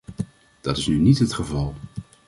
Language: Dutch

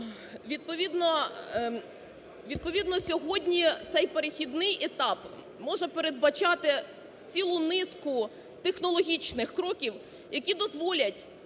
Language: Ukrainian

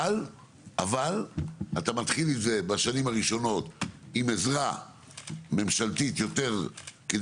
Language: Hebrew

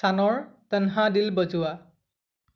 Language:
Assamese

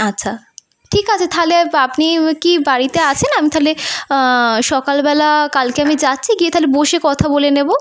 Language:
Bangla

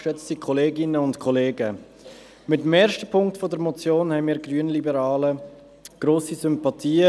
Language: Swiss German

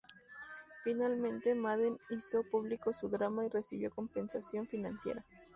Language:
Spanish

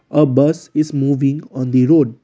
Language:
English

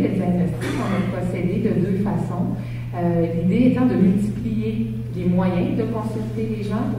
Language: French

